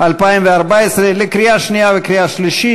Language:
Hebrew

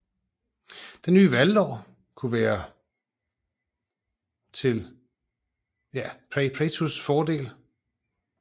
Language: Danish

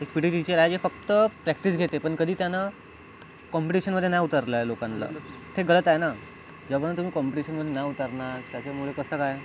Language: Marathi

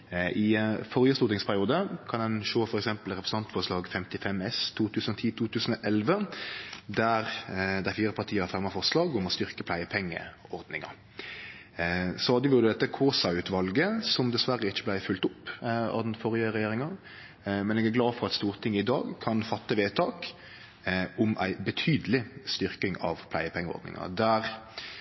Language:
Norwegian Nynorsk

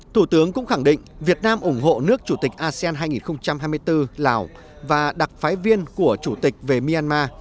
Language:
Vietnamese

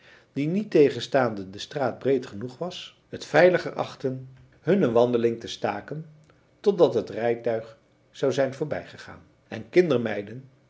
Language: Dutch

